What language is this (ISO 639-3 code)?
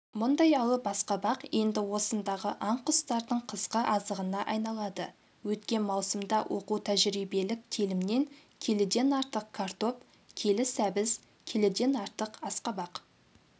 kaz